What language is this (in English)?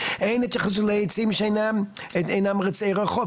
Hebrew